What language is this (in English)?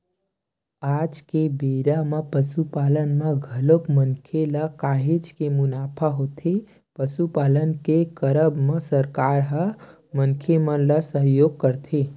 Chhattisgarhi